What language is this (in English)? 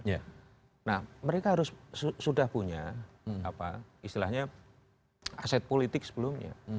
Indonesian